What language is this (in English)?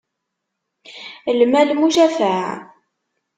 Kabyle